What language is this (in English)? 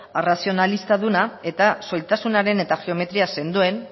Basque